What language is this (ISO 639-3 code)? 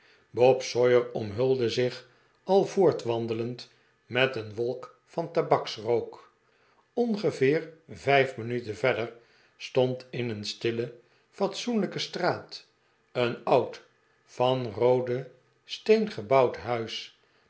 nld